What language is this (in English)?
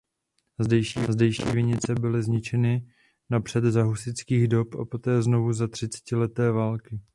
Czech